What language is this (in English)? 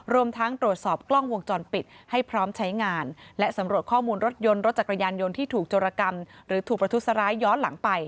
Thai